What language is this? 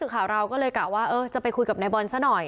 Thai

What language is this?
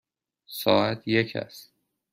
Persian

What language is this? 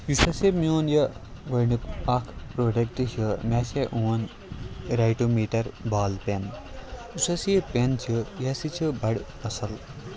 Kashmiri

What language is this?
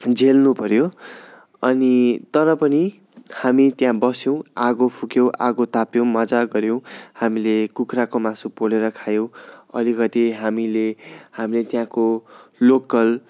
Nepali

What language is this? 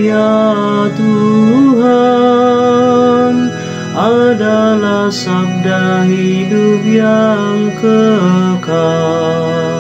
Indonesian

